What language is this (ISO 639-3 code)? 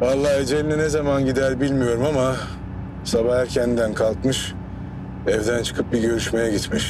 tur